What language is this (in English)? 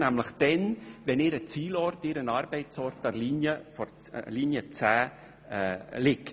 Swiss German